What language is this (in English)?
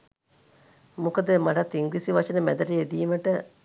Sinhala